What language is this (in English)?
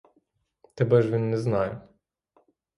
Ukrainian